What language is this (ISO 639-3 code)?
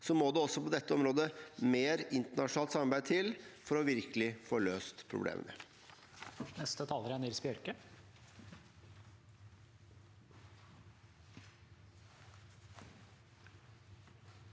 nor